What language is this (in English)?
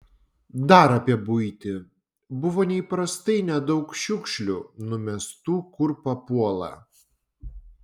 Lithuanian